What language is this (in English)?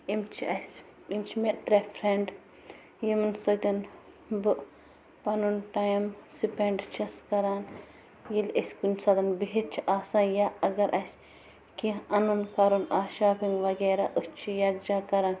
Kashmiri